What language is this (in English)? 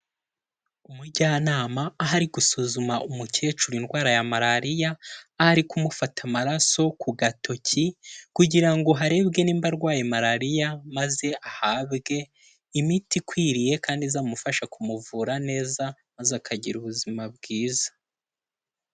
Kinyarwanda